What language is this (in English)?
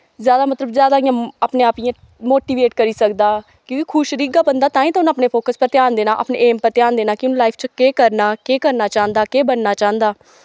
Dogri